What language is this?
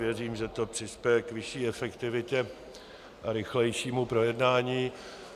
Czech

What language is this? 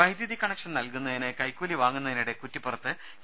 Malayalam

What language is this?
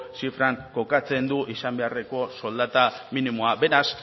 Basque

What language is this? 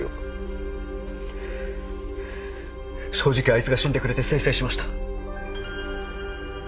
Japanese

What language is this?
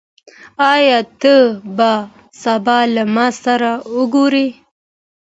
Pashto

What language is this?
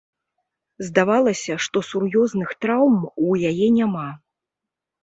Belarusian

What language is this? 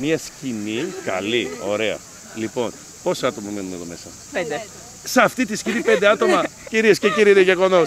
Greek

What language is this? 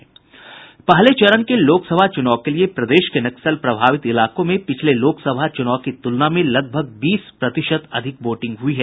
Hindi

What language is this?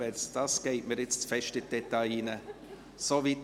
Swiss German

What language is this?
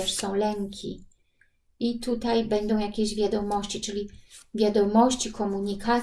Polish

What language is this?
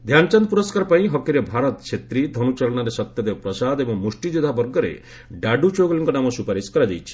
Odia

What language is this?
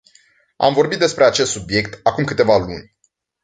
Romanian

